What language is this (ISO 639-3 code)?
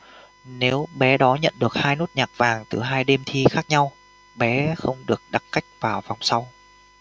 vie